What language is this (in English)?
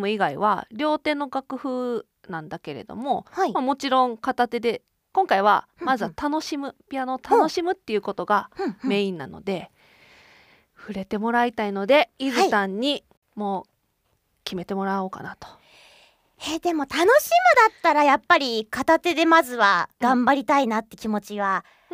Japanese